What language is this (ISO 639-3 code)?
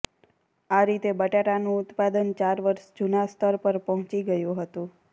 guj